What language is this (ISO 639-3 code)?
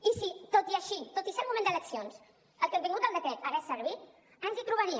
cat